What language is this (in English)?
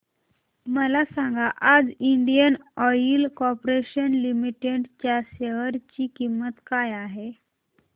Marathi